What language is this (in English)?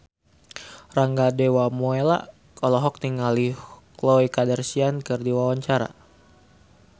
Sundanese